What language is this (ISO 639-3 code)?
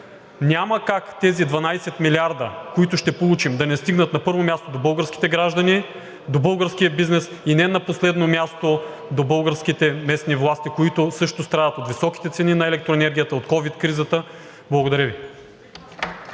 bul